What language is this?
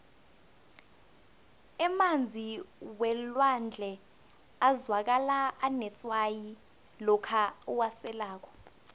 South Ndebele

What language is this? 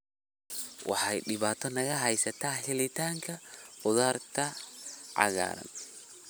Somali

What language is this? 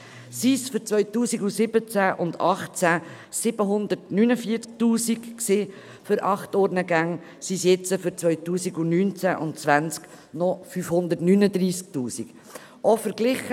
Swiss German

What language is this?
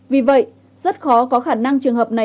Vietnamese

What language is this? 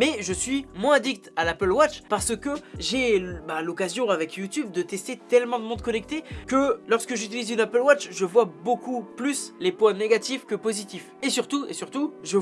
French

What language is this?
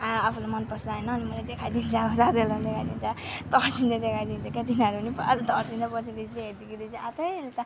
Nepali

